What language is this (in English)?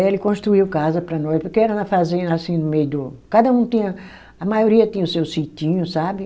Portuguese